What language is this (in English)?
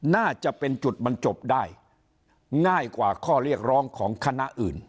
Thai